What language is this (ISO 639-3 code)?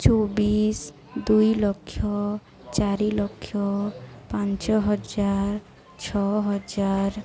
ori